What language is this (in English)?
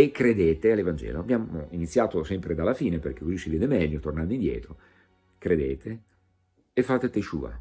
Italian